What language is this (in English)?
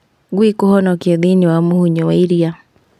Kikuyu